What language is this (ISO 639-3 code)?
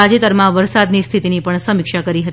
guj